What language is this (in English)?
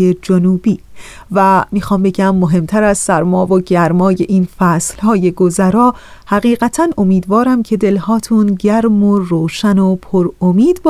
Persian